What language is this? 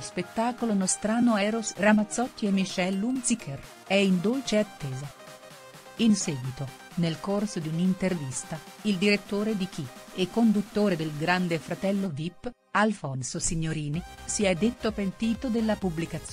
Italian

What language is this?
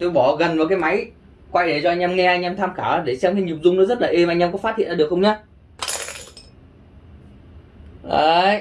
Vietnamese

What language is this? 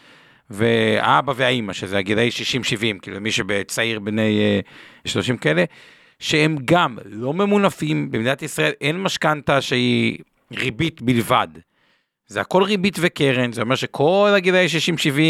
Hebrew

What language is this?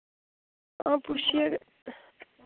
Dogri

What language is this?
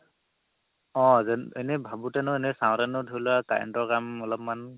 Assamese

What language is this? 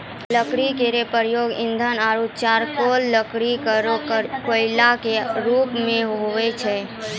Maithili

